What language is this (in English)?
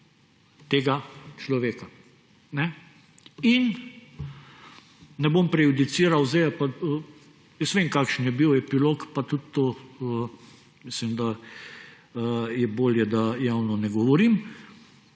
Slovenian